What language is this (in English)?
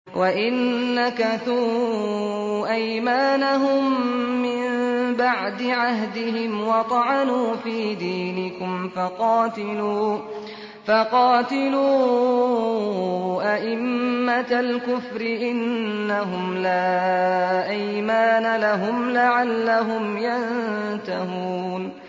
Arabic